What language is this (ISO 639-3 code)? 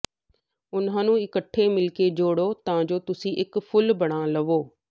pan